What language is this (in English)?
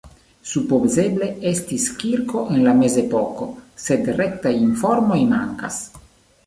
Esperanto